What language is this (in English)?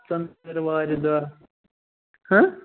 Kashmiri